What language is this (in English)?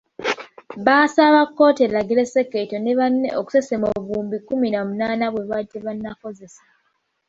Ganda